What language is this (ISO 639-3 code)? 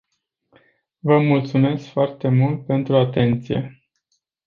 ron